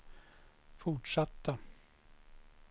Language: Swedish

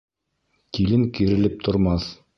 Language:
Bashkir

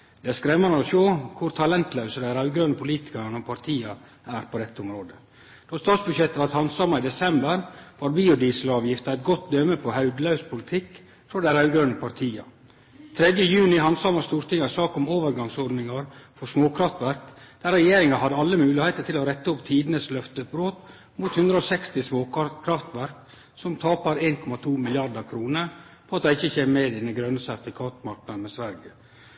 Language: Norwegian Nynorsk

